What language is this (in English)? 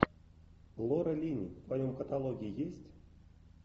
Russian